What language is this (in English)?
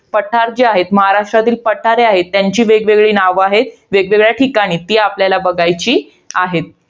Marathi